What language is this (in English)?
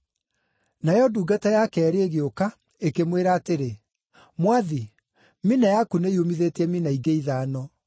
Kikuyu